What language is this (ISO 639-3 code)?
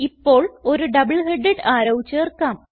mal